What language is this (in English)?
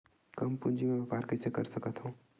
Chhattisgarhi